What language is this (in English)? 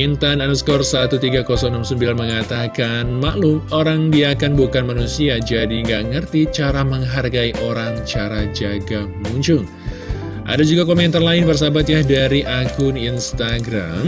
Indonesian